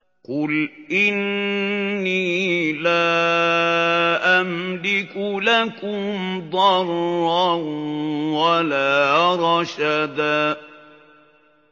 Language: Arabic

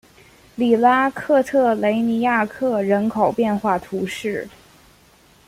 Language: Chinese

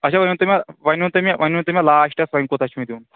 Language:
Kashmiri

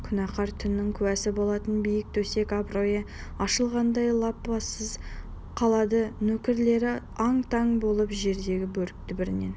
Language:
Kazakh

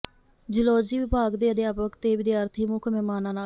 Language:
Punjabi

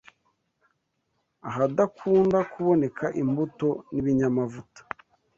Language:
Kinyarwanda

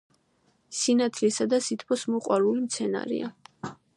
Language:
Georgian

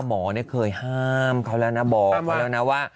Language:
Thai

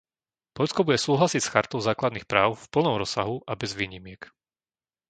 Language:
Slovak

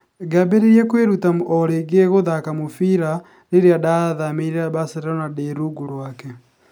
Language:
Kikuyu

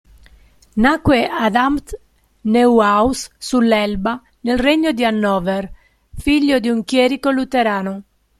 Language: Italian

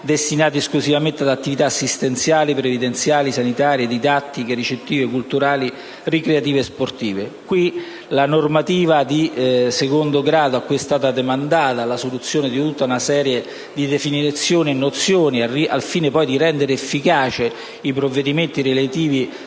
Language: Italian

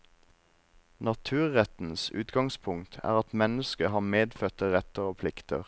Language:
Norwegian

